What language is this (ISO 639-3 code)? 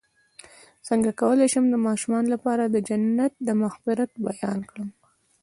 pus